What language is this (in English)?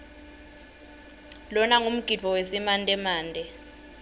Swati